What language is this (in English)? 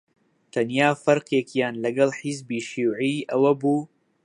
Central Kurdish